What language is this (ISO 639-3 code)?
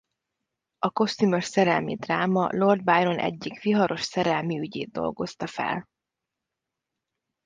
hun